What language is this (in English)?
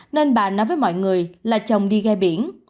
Vietnamese